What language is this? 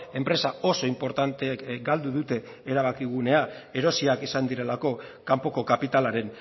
Basque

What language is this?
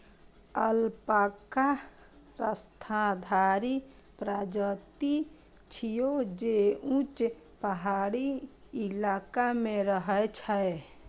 Maithili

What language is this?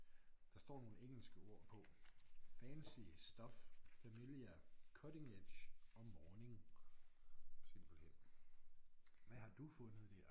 Danish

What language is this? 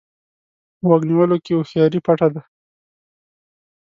Pashto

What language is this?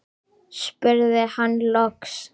Icelandic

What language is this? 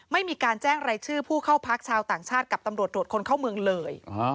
Thai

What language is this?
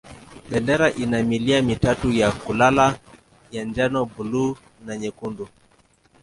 Swahili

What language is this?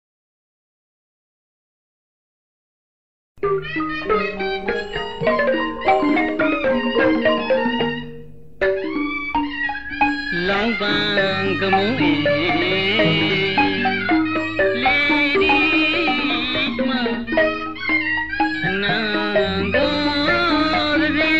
Thai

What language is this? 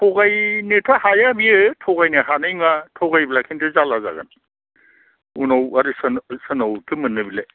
Bodo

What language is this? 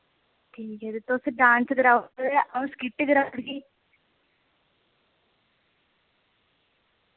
Dogri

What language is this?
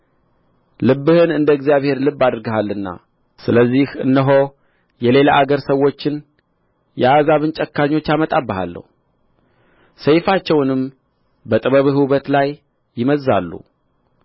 Amharic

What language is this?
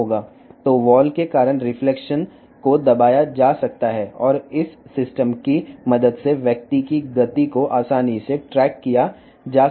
Telugu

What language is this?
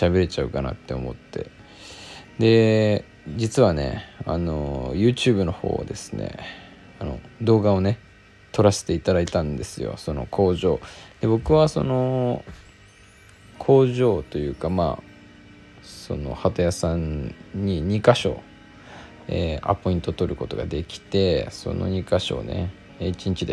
Japanese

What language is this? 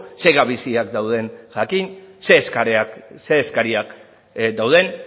Basque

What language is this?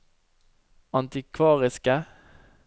Norwegian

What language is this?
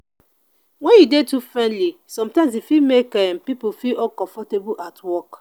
Nigerian Pidgin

